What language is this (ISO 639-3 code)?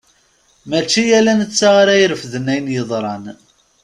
kab